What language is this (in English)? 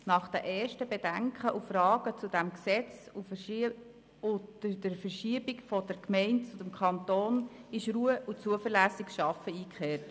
Swiss German